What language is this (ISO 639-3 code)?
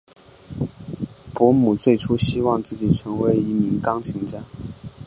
zho